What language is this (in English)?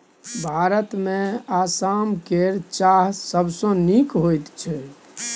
Maithili